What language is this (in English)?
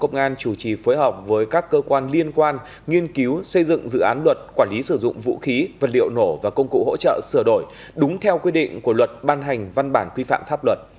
Vietnamese